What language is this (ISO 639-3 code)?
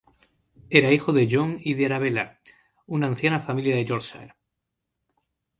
spa